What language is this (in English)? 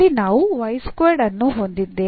Kannada